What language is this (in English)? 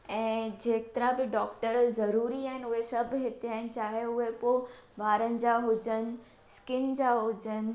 Sindhi